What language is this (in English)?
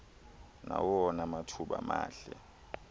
Xhosa